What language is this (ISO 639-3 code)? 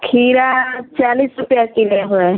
hin